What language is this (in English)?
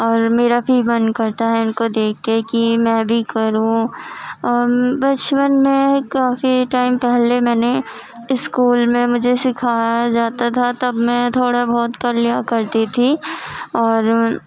Urdu